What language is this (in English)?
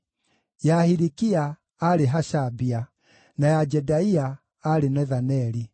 Kikuyu